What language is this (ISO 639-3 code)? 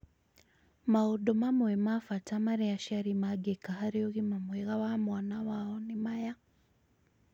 kik